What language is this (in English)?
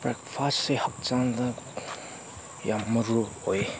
Manipuri